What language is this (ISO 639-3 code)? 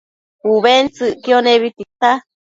mcf